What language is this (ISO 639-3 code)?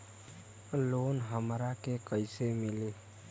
bho